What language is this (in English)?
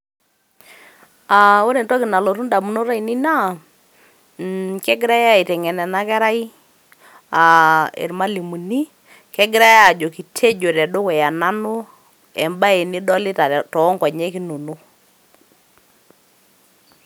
Masai